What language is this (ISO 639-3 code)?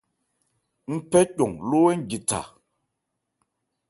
ebr